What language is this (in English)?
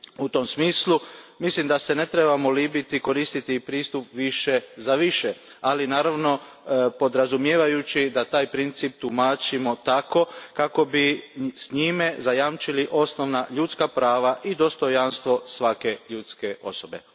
Croatian